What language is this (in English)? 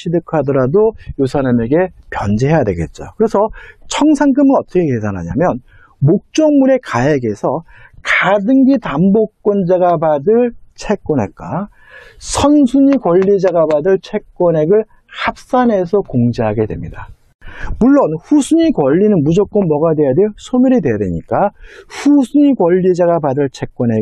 Korean